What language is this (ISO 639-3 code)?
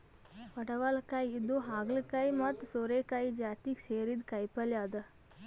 kan